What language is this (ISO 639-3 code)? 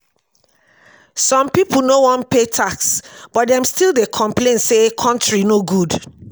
pcm